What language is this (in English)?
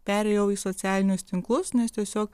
Lithuanian